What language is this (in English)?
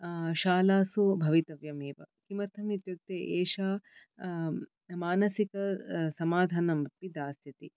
Sanskrit